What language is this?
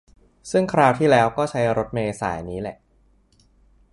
Thai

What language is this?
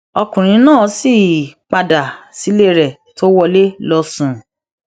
Yoruba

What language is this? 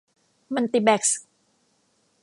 Thai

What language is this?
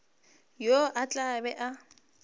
Northern Sotho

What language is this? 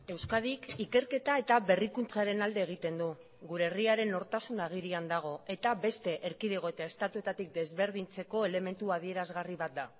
Basque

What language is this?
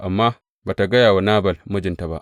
Hausa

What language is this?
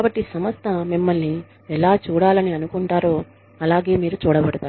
Telugu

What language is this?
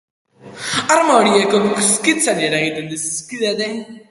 Basque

